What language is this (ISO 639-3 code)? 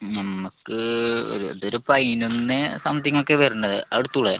mal